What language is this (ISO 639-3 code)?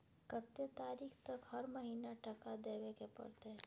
mai